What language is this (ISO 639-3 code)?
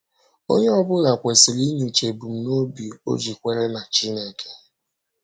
ibo